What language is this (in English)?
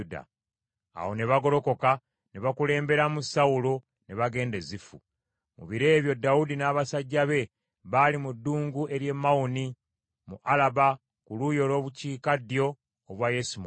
Ganda